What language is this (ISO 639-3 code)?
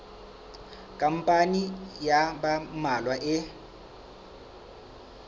sot